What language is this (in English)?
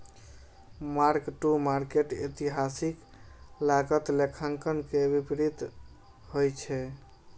Maithili